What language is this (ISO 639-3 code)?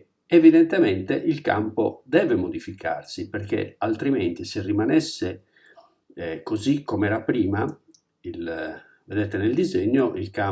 ita